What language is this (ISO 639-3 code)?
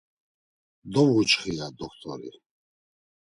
lzz